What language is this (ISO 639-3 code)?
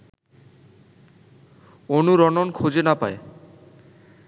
ben